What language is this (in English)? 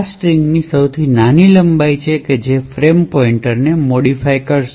Gujarati